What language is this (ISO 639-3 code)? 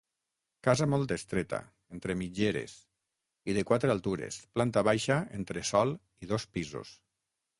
cat